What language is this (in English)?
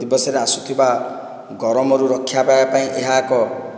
Odia